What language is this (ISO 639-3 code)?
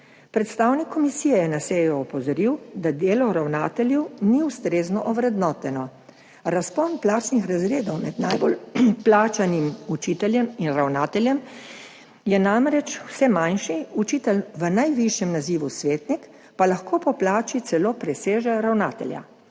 slv